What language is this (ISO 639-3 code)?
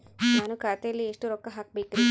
kan